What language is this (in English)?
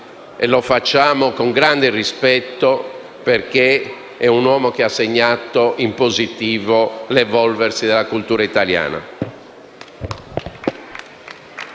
Italian